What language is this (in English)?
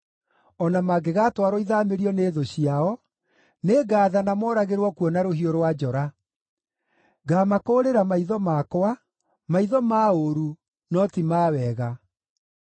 Kikuyu